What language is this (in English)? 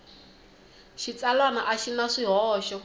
Tsonga